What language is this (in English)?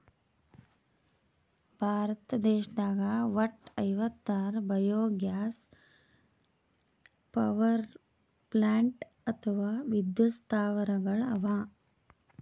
Kannada